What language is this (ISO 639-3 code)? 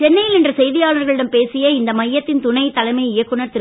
tam